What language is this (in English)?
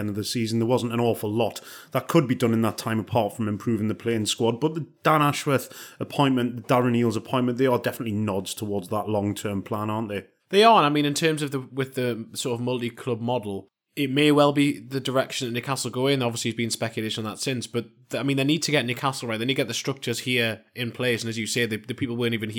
English